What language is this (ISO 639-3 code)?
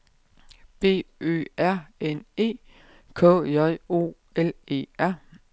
dan